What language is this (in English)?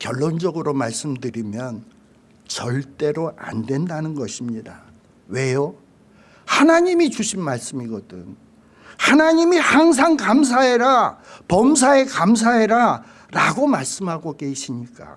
Korean